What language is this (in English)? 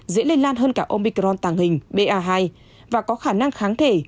Vietnamese